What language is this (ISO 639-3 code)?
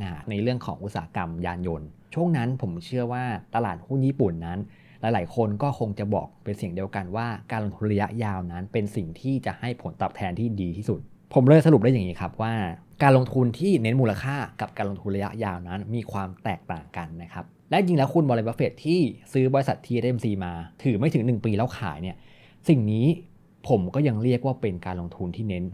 tha